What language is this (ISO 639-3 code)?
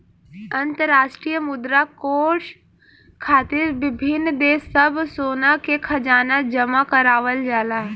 bho